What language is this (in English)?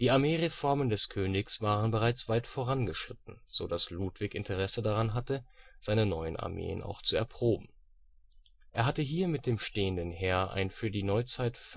German